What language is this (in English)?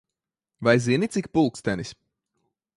Latvian